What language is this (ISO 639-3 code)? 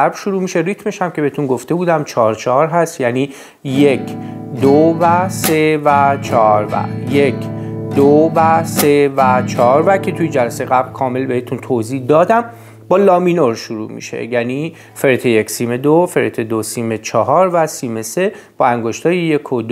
fas